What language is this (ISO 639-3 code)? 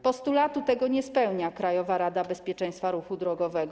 pol